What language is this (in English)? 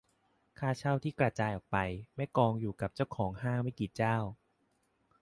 Thai